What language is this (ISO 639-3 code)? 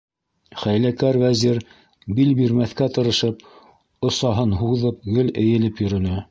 bak